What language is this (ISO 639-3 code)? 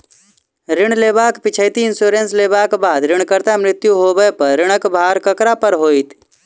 mai